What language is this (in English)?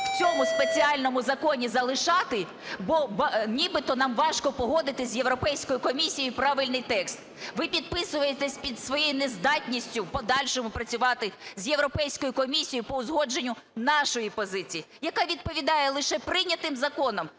Ukrainian